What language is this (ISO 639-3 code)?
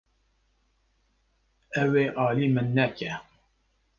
kur